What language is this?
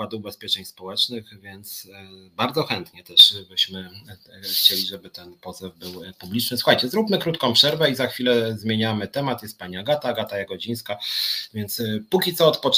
Polish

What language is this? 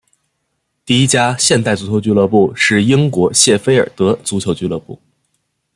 Chinese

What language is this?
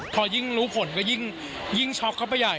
Thai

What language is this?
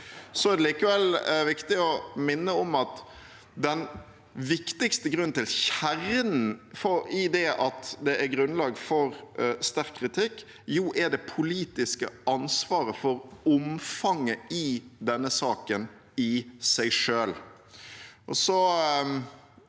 Norwegian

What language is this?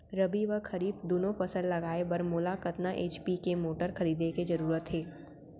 Chhattisgarhi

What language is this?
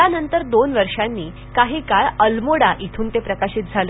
Marathi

